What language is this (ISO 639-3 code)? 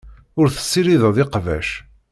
kab